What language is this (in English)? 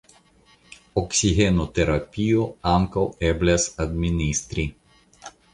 Esperanto